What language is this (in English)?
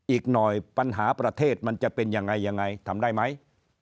Thai